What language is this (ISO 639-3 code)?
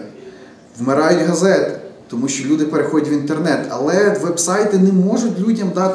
ukr